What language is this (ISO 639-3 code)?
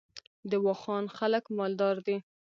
pus